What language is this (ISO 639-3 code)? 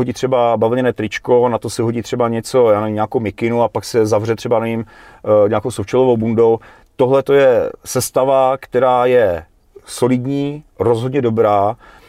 ces